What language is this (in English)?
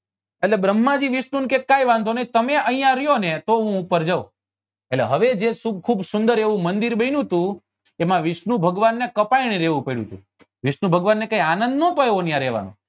Gujarati